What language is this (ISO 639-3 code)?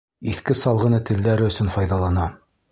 bak